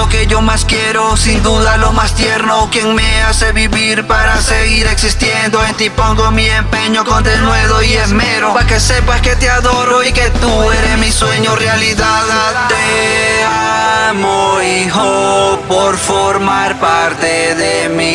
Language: Spanish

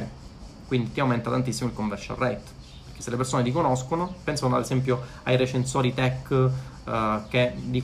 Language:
Italian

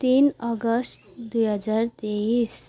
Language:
Nepali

